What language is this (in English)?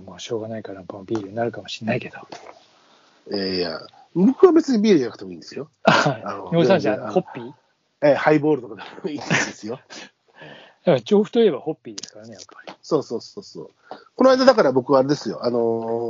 Japanese